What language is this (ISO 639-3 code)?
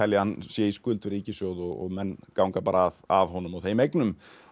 isl